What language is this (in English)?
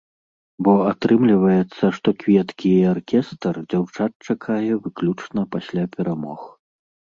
Belarusian